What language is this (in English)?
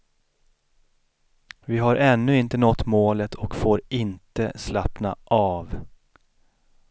Swedish